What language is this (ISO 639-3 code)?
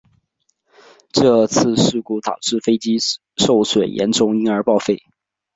zho